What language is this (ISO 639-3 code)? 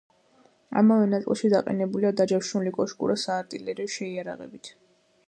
kat